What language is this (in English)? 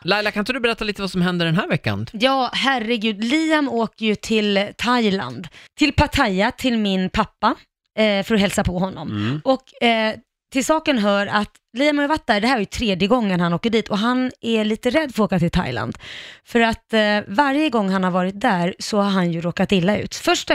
Swedish